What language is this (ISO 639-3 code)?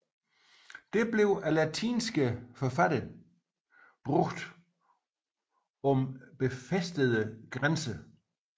dan